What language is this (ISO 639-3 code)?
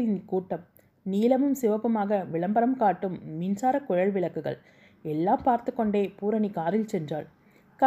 tam